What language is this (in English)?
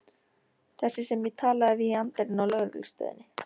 Icelandic